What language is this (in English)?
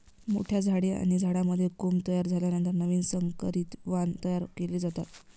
Marathi